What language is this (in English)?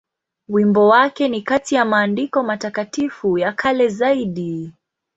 Swahili